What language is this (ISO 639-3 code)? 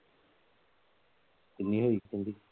pan